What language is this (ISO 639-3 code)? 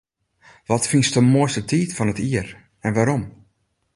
fry